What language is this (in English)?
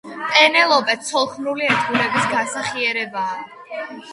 Georgian